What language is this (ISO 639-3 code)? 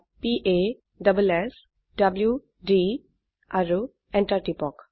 asm